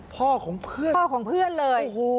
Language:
Thai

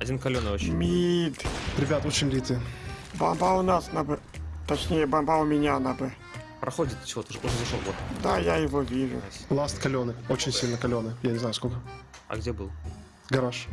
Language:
Russian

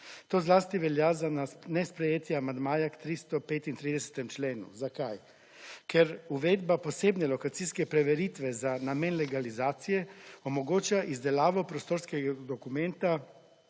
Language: Slovenian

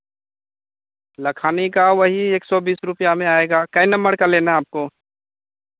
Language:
Hindi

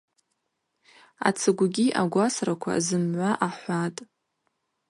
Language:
Abaza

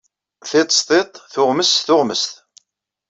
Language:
Kabyle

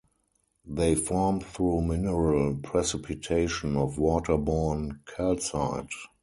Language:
English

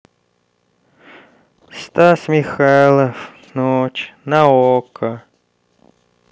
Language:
Russian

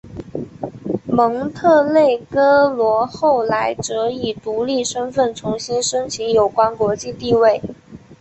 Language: Chinese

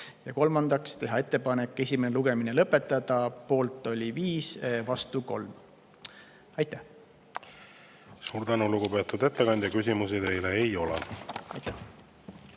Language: Estonian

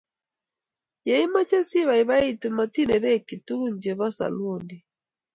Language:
Kalenjin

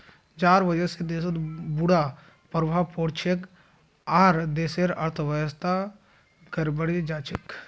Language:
Magahi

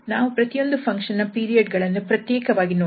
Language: Kannada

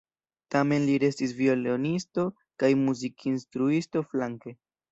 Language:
Esperanto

